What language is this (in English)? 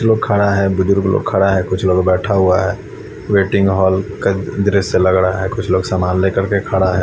Hindi